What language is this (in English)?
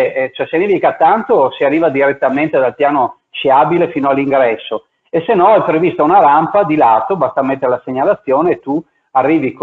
Italian